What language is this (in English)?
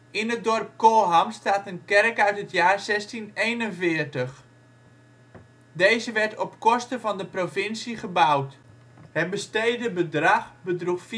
Dutch